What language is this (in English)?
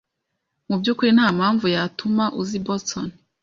Kinyarwanda